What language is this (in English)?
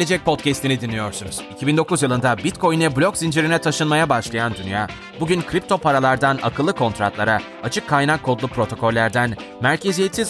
Turkish